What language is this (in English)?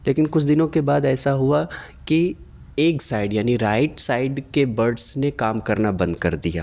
Urdu